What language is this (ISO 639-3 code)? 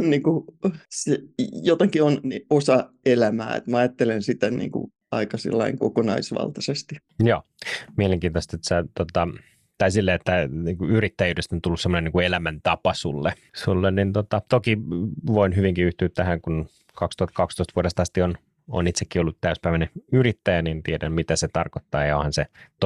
fin